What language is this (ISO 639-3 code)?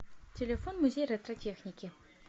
rus